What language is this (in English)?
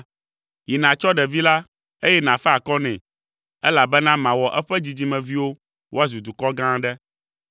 Ewe